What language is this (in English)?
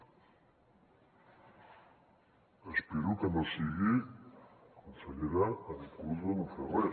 Catalan